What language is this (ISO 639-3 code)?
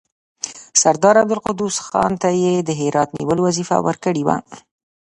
pus